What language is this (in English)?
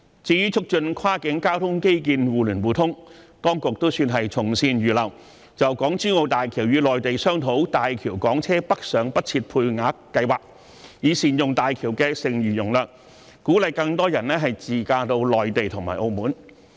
Cantonese